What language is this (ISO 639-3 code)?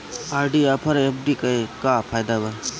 bho